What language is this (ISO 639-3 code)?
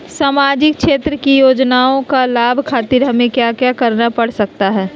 mag